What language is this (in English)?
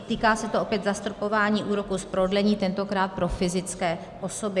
Czech